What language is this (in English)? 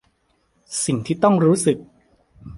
Thai